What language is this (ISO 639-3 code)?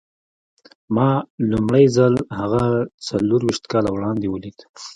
pus